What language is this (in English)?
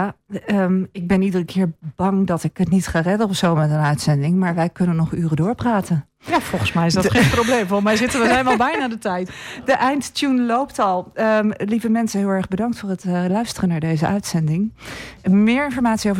Dutch